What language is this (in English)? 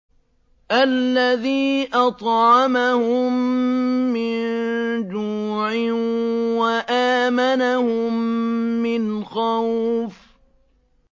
Arabic